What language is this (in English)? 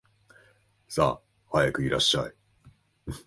Japanese